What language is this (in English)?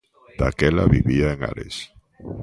Galician